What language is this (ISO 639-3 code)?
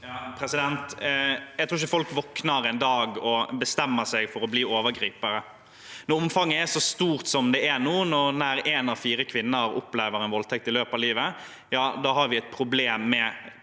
nor